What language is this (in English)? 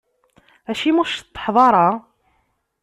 Kabyle